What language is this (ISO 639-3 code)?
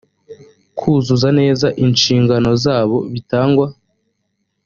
kin